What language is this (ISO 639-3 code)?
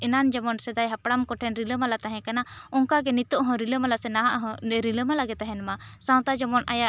sat